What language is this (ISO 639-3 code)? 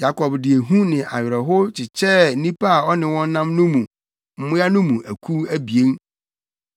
aka